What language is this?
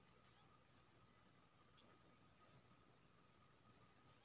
Maithili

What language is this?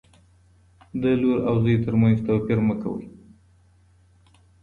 Pashto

